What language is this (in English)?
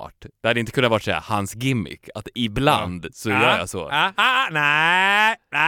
Swedish